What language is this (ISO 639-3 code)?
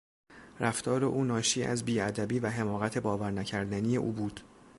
fas